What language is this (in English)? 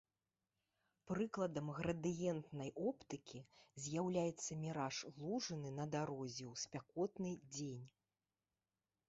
Belarusian